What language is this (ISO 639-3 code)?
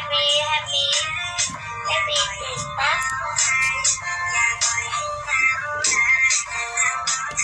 vie